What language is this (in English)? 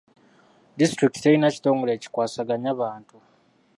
Ganda